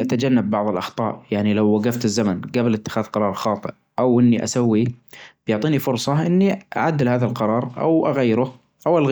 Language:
Najdi Arabic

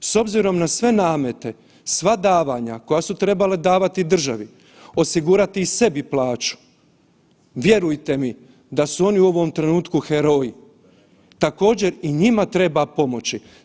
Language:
Croatian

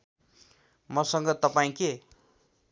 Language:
Nepali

